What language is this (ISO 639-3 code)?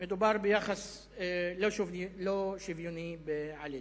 heb